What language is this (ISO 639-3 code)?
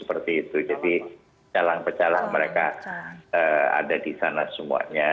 ind